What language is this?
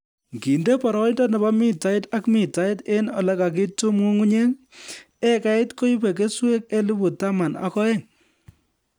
Kalenjin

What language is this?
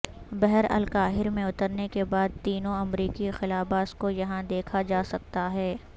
Urdu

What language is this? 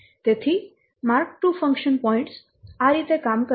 Gujarati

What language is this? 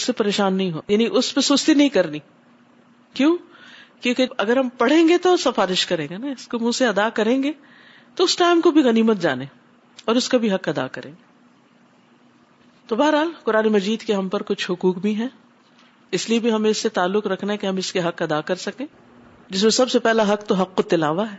Urdu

